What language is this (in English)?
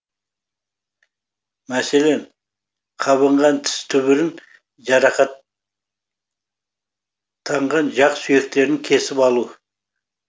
Kazakh